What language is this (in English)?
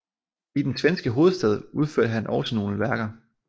Danish